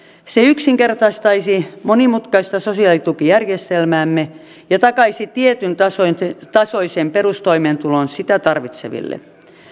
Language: Finnish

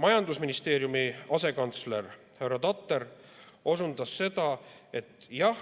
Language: Estonian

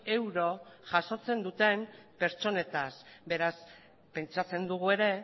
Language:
Basque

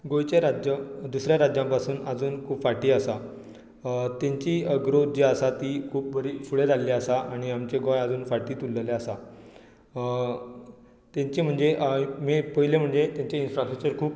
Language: Konkani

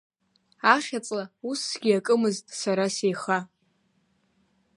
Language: Abkhazian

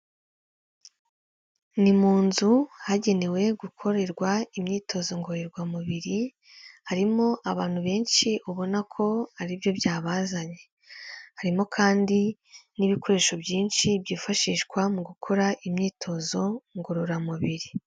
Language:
Kinyarwanda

